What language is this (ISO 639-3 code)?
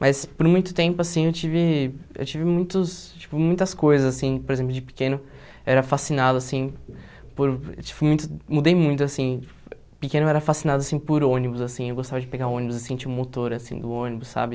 por